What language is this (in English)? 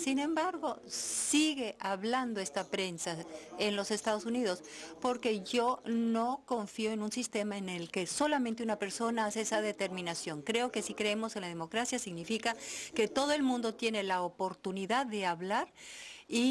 Spanish